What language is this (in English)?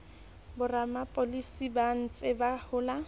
Southern Sotho